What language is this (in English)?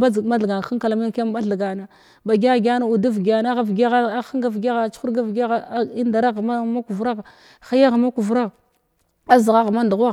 Glavda